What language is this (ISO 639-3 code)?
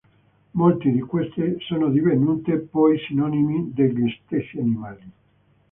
ita